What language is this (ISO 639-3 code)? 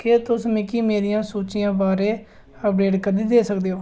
doi